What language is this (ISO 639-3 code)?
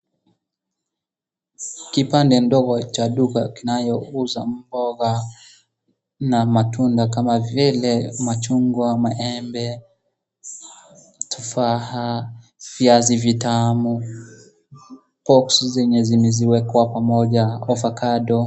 swa